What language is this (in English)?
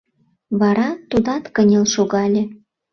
Mari